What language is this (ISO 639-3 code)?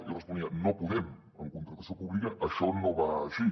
cat